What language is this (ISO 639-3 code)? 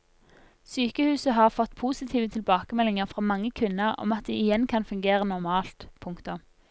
nor